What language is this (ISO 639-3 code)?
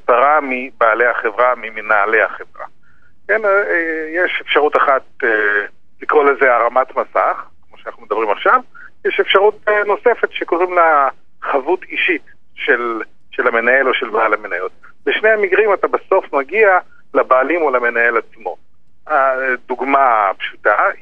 heb